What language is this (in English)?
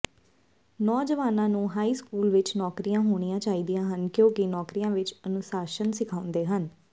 Punjabi